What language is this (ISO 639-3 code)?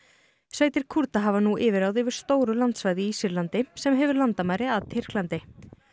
isl